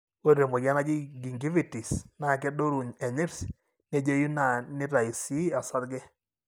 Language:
Masai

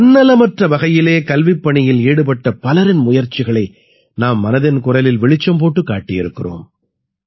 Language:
Tamil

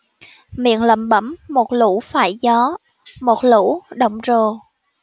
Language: Vietnamese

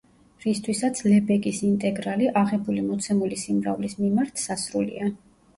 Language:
Georgian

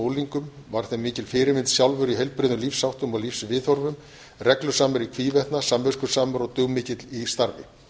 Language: Icelandic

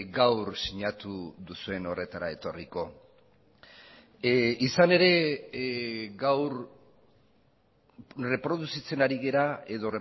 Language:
Basque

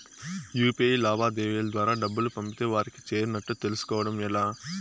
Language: Telugu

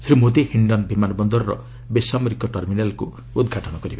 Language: Odia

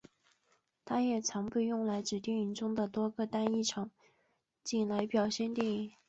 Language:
Chinese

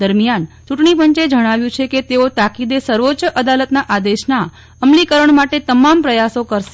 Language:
Gujarati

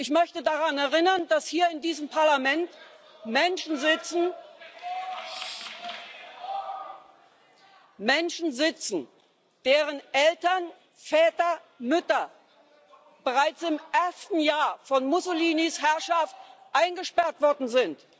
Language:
German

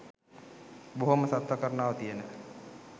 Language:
Sinhala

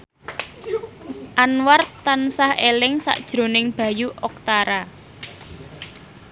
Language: Javanese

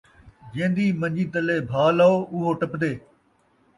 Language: Saraiki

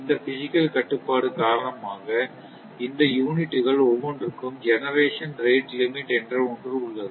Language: Tamil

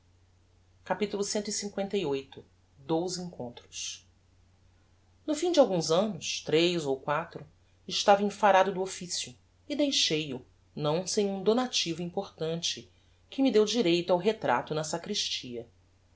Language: Portuguese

